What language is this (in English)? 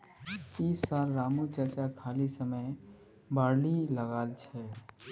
Magahi